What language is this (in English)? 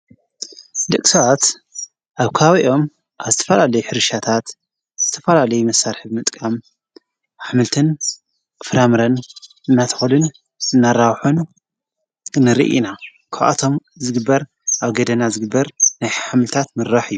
Tigrinya